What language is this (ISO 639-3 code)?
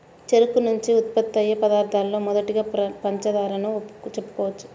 tel